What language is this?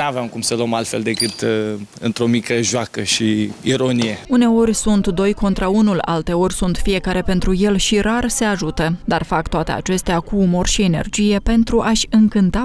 Romanian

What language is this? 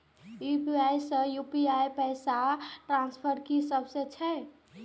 Maithili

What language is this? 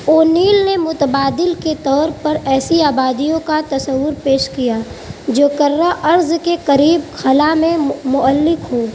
Urdu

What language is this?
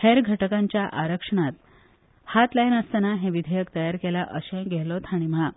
Konkani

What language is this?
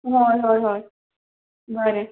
Konkani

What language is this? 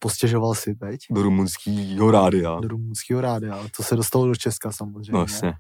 Czech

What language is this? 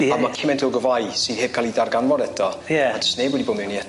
Welsh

